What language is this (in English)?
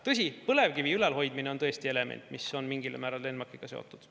Estonian